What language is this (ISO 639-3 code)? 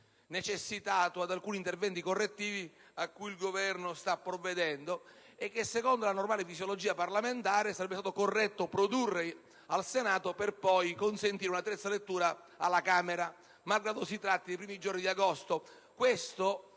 ita